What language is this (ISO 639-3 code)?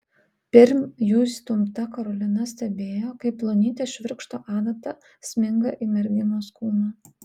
lit